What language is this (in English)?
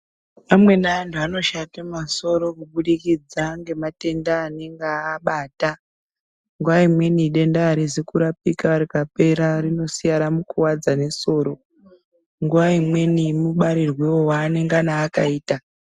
Ndau